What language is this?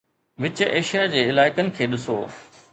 Sindhi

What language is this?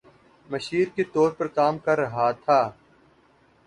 Urdu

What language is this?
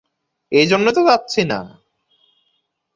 Bangla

